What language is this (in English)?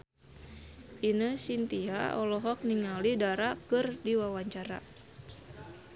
Sundanese